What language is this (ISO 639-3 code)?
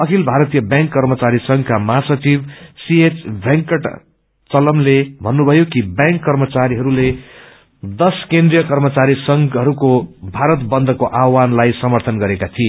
nep